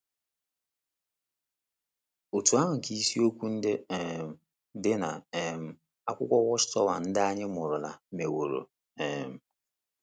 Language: Igbo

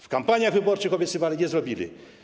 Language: Polish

